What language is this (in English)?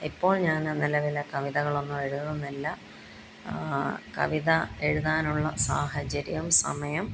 Malayalam